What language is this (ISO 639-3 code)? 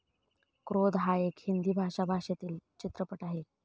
mar